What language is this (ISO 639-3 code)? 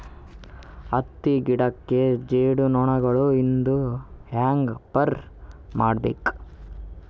kan